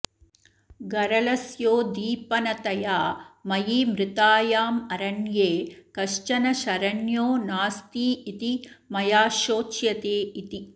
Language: Sanskrit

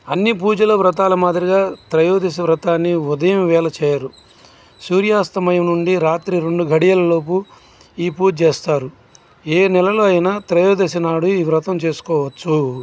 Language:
Telugu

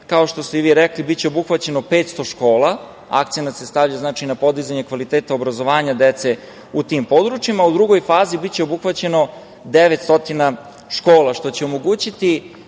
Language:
Serbian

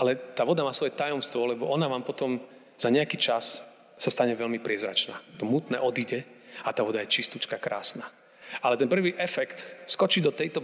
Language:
Slovak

